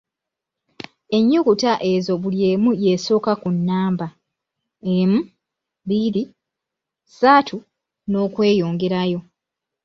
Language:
Ganda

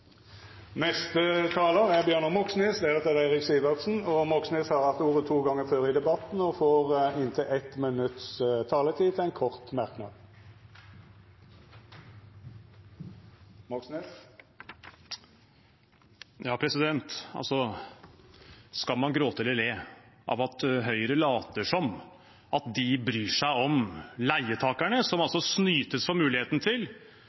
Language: Norwegian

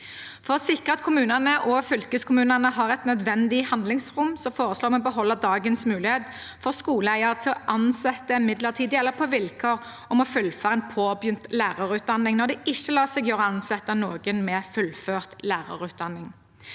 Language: Norwegian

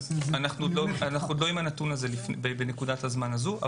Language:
Hebrew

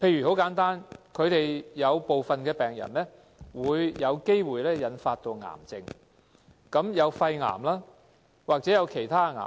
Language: Cantonese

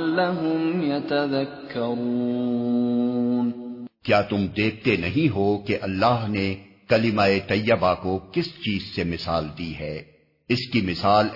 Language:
Urdu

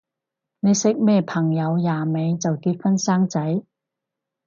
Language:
Cantonese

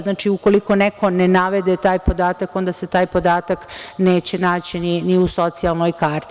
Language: Serbian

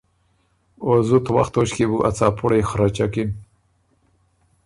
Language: Ormuri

